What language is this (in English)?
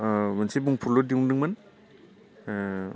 Bodo